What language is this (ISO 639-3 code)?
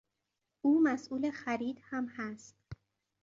fas